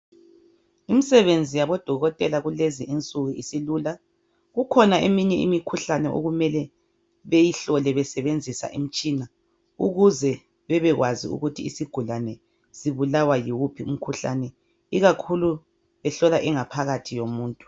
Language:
North Ndebele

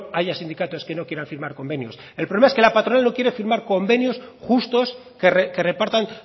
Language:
Spanish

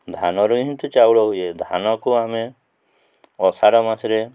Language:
Odia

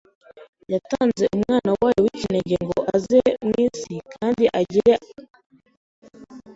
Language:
Kinyarwanda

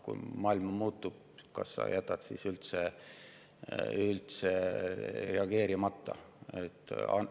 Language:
Estonian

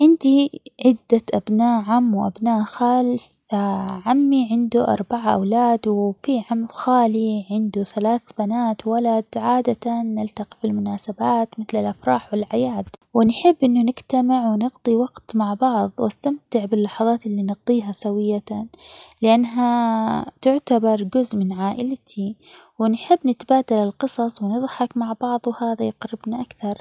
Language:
Omani Arabic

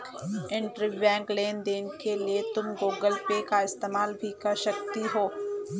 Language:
Hindi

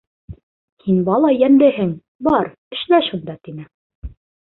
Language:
Bashkir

